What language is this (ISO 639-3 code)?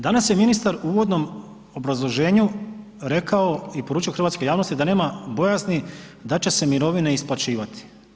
hrv